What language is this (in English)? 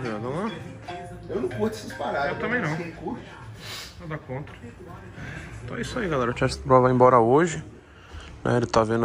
Portuguese